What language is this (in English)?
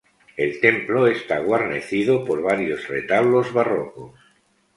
Spanish